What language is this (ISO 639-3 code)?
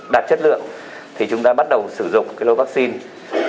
vie